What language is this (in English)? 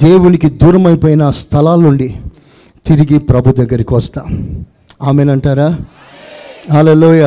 Telugu